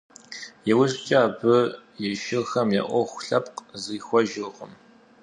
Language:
Kabardian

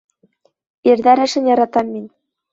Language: Bashkir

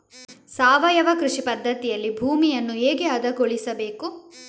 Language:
Kannada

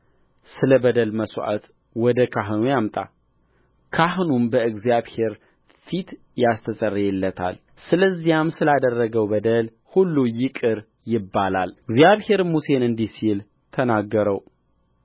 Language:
Amharic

